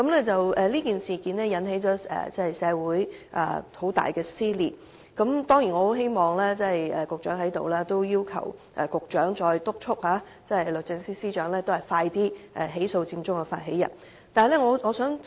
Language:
Cantonese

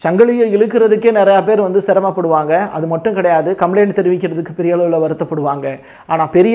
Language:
Romanian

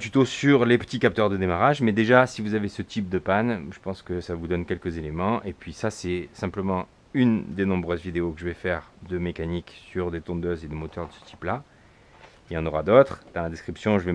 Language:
French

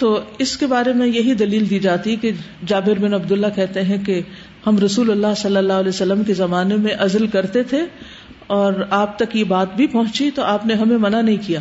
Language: Urdu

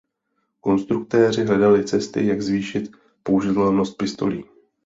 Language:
Czech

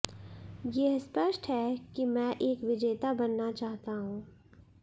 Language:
Hindi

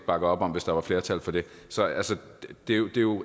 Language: Danish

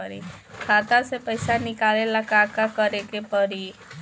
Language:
Bhojpuri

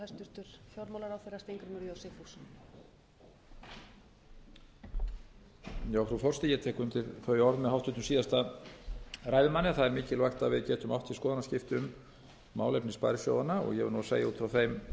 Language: Icelandic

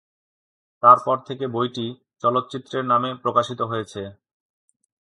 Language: Bangla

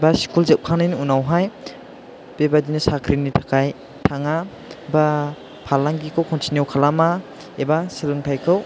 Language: Bodo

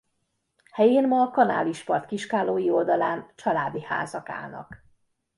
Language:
Hungarian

